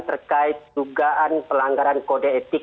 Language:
Indonesian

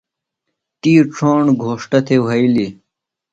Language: Phalura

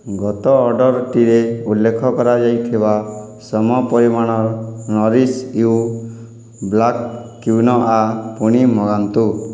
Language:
Odia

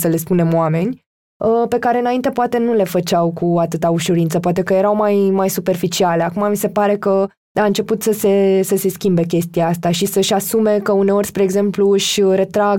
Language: Romanian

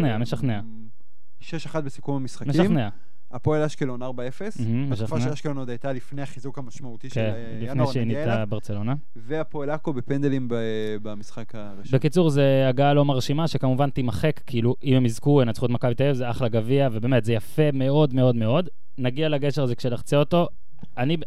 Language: Hebrew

